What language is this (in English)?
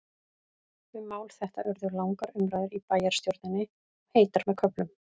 Icelandic